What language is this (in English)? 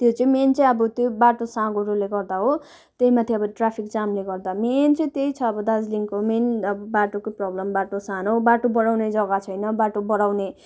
Nepali